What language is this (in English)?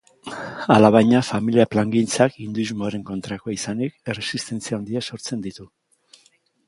Basque